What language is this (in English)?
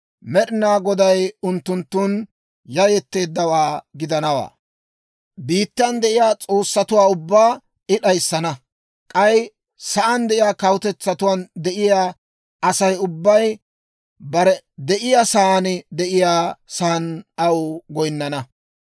Dawro